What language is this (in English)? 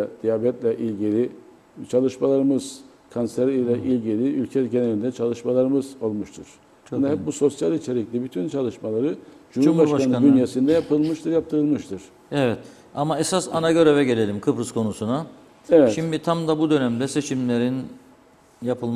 Turkish